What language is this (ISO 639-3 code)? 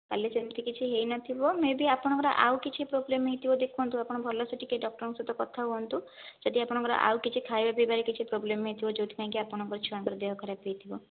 ori